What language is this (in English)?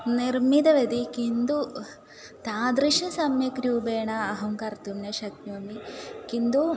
Sanskrit